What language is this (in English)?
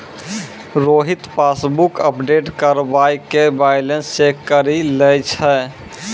Maithili